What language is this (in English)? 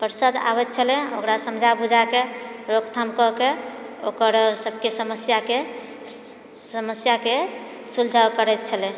Maithili